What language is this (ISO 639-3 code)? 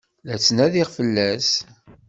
kab